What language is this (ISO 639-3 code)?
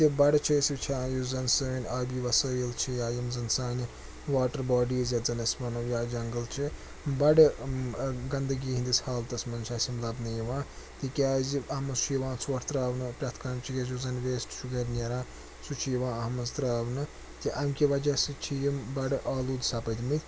kas